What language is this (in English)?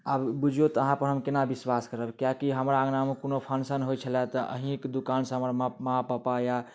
Maithili